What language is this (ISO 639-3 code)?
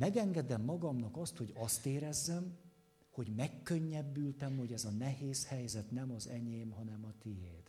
hun